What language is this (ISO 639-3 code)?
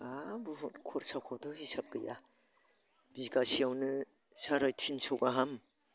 brx